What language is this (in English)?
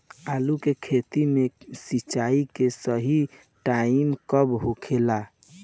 Bhojpuri